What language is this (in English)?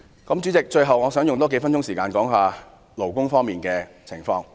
Cantonese